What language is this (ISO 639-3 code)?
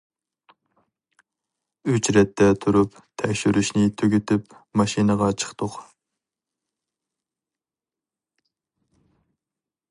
uig